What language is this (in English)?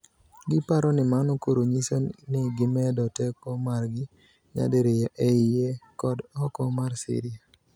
Luo (Kenya and Tanzania)